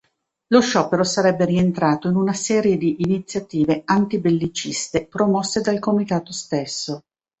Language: Italian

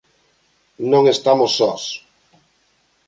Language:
Galician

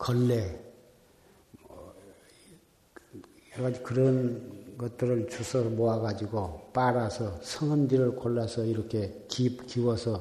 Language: Korean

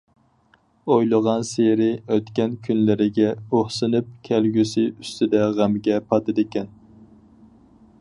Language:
Uyghur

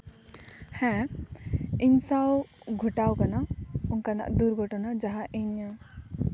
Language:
Santali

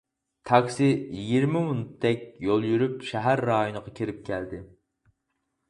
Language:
Uyghur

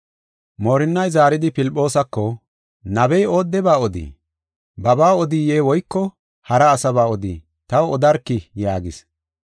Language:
Gofa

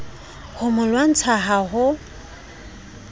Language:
Southern Sotho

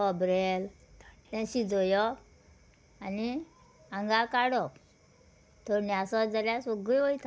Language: Konkani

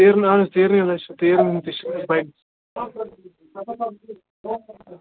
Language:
Kashmiri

